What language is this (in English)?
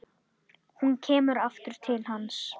Icelandic